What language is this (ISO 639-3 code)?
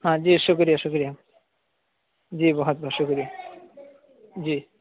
urd